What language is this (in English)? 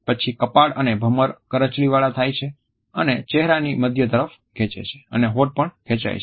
Gujarati